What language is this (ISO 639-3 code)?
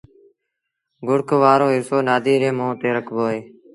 sbn